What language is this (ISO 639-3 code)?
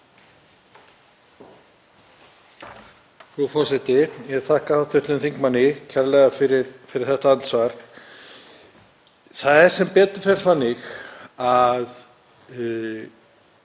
isl